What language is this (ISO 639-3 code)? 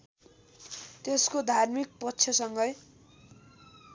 nep